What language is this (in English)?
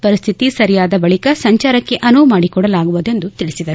Kannada